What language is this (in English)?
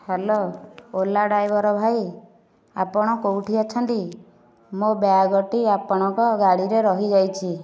Odia